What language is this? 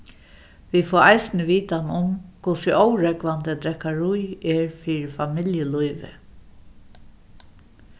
Faroese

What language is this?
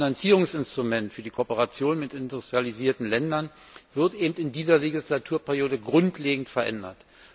German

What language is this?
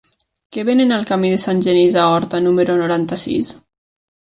Catalan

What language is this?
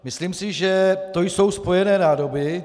Czech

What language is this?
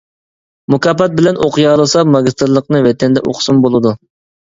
Uyghur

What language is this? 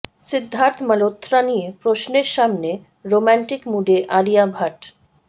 Bangla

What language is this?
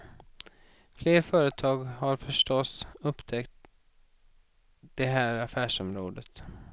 Swedish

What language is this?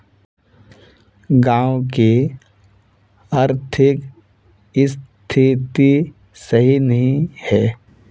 Magahi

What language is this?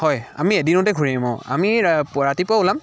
Assamese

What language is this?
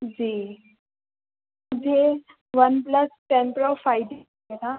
Urdu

